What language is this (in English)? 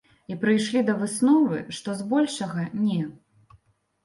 Belarusian